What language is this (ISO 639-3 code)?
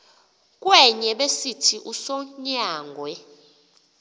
xho